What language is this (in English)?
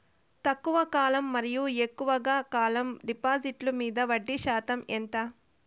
Telugu